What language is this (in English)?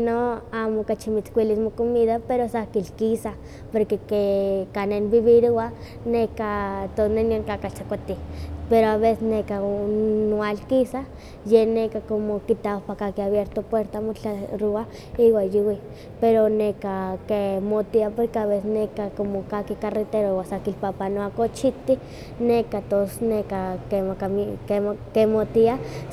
Huaxcaleca Nahuatl